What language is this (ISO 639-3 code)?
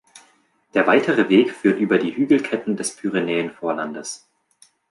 deu